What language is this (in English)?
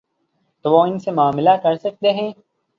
Urdu